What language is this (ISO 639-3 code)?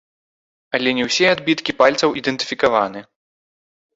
bel